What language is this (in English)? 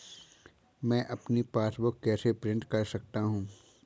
Hindi